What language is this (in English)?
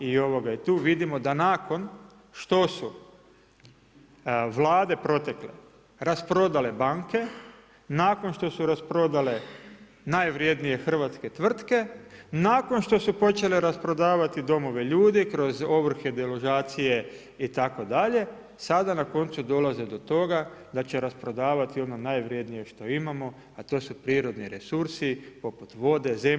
Croatian